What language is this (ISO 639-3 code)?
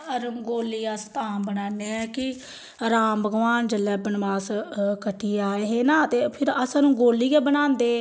doi